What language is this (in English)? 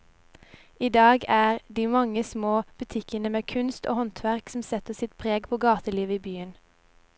Norwegian